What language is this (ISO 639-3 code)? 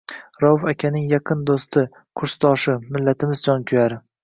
uzb